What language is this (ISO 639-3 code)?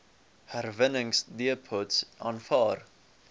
afr